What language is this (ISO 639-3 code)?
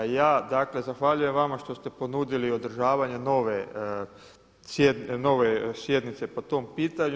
hrv